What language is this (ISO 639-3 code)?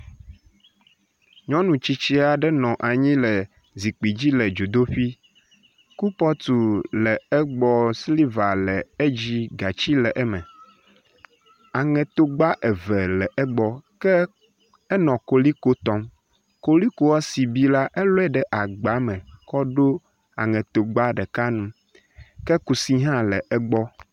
ewe